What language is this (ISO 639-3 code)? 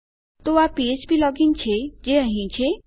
guj